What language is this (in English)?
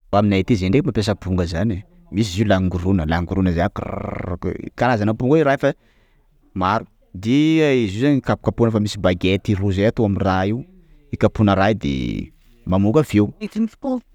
Sakalava Malagasy